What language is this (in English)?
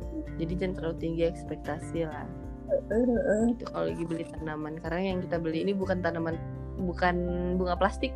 Indonesian